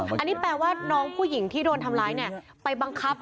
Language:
Thai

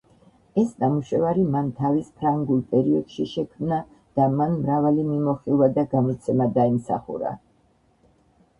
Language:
Georgian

